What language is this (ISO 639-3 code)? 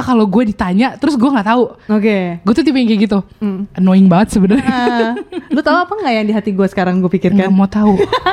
ind